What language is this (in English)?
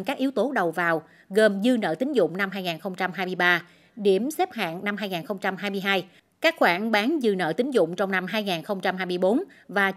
Vietnamese